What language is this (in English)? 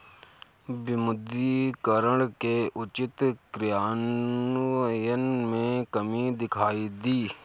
Hindi